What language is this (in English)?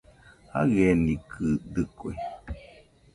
Nüpode Huitoto